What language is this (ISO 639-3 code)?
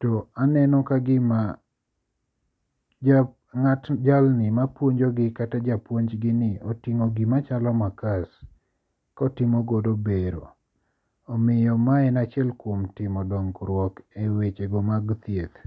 luo